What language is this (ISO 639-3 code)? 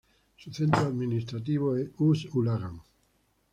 spa